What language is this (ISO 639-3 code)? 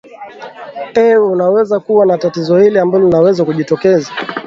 swa